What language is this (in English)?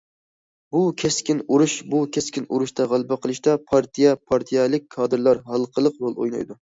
Uyghur